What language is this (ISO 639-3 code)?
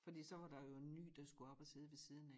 dan